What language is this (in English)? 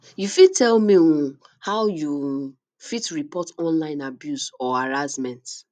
Nigerian Pidgin